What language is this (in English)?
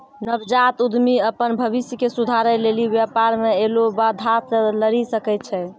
Maithili